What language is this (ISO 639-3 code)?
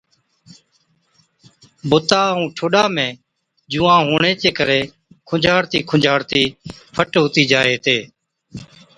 odk